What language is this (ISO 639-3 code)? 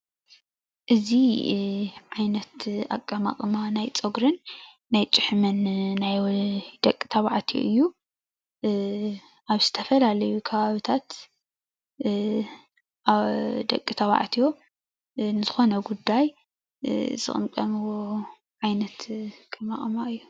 tir